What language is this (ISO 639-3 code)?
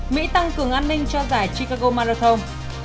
vie